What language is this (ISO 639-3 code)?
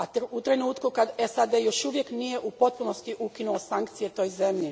hrv